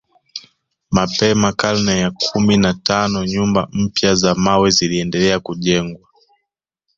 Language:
Swahili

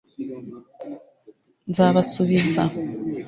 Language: Kinyarwanda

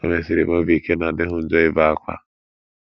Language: Igbo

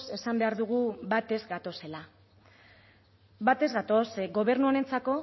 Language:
Basque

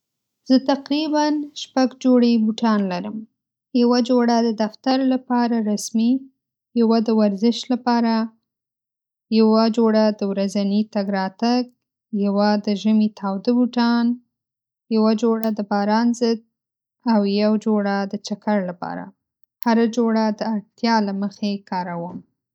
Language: Pashto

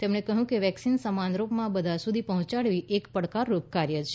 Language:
Gujarati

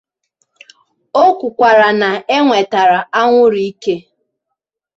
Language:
Igbo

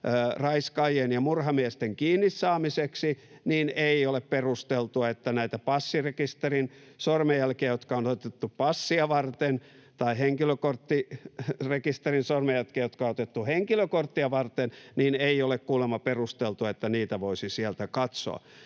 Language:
Finnish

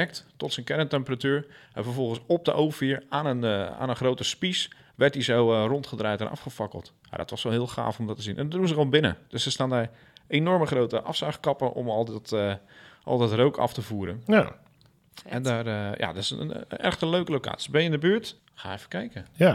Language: Dutch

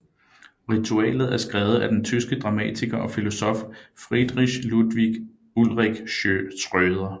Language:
Danish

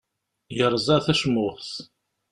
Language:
Kabyle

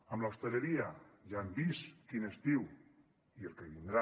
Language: Catalan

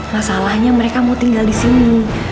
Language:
Indonesian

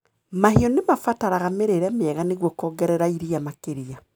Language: Kikuyu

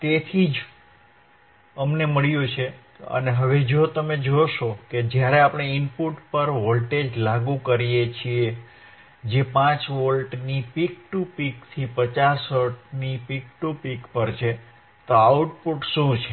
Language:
Gujarati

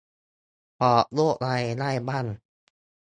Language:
Thai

